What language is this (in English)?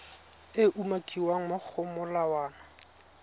Tswana